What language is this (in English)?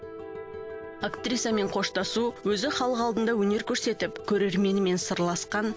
Kazakh